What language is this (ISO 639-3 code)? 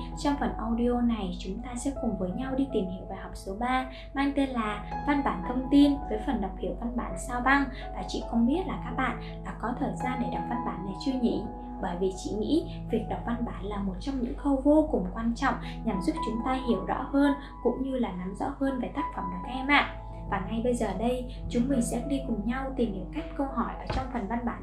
vie